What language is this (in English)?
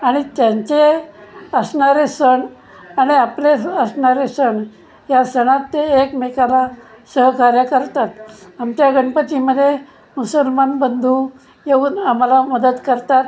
Marathi